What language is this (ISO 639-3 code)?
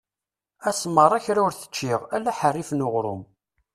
kab